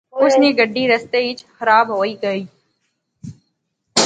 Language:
Pahari-Potwari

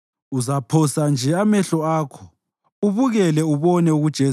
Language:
North Ndebele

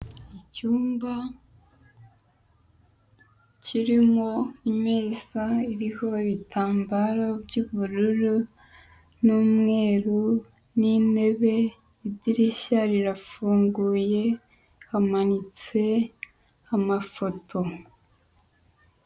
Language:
Kinyarwanda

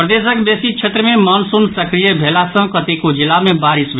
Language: Maithili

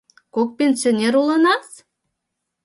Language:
Mari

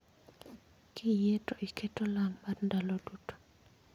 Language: Luo (Kenya and Tanzania)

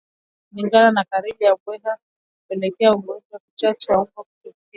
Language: Swahili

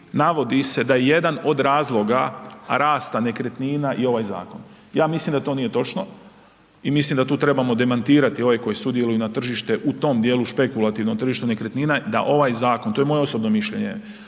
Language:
Croatian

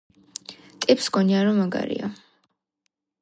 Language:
Georgian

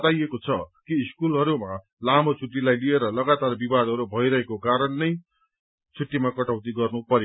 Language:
Nepali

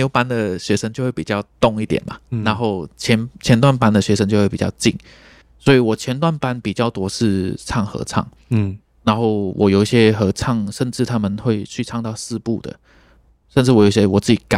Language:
Chinese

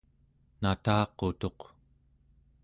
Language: Central Yupik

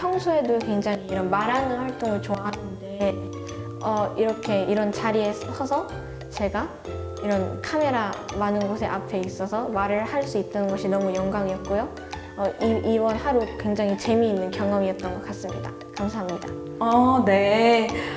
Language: Korean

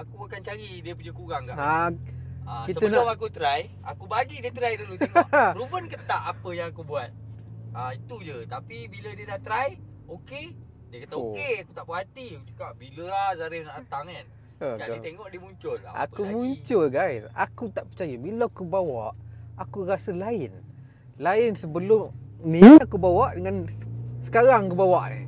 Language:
Malay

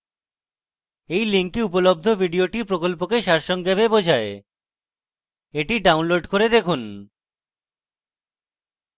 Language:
Bangla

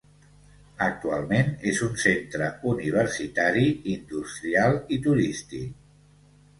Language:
Catalan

